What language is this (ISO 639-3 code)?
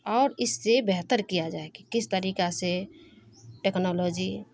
urd